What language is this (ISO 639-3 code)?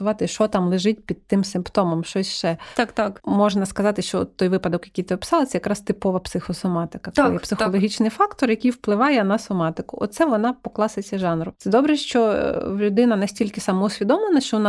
ukr